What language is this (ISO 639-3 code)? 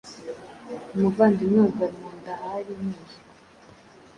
kin